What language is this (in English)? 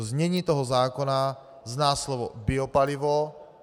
Czech